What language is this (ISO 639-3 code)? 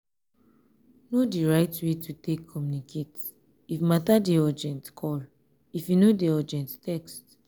pcm